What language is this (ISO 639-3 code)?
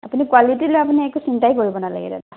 asm